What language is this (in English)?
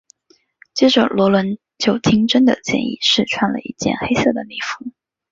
Chinese